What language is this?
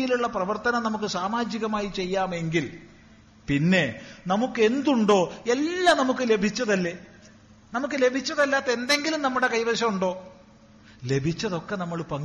Malayalam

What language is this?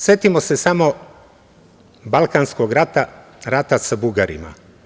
Serbian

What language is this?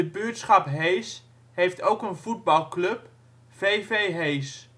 Dutch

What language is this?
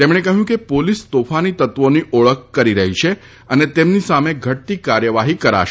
Gujarati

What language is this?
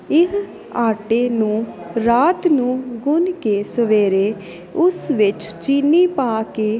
Punjabi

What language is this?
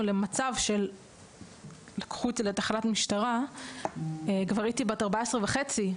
Hebrew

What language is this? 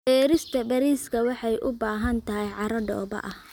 Somali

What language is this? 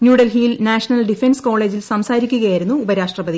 Malayalam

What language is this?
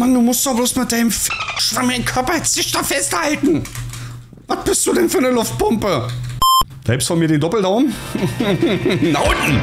German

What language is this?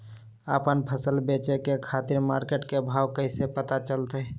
Magahi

